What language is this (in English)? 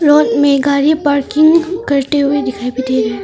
Hindi